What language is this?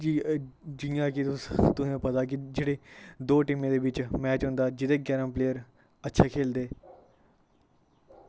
Dogri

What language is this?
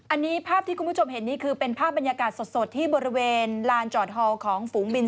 Thai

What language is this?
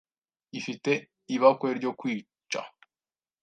Kinyarwanda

